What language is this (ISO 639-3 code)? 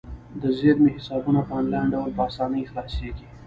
pus